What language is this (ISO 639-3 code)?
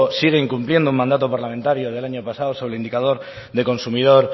spa